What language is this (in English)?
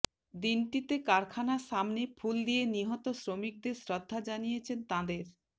Bangla